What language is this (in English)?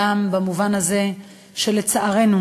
Hebrew